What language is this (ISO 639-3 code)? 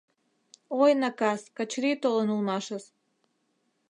chm